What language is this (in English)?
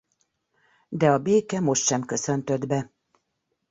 Hungarian